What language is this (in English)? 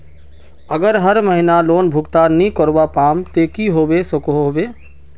Magahi